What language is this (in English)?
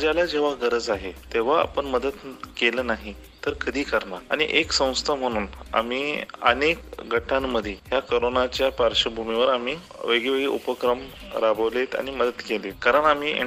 Hindi